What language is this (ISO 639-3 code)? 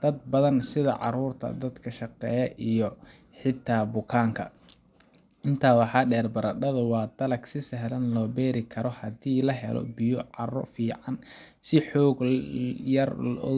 som